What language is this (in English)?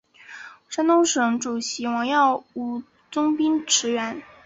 Chinese